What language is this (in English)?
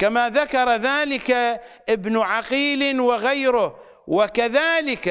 Arabic